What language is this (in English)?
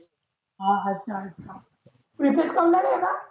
Marathi